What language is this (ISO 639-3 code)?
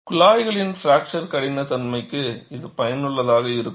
tam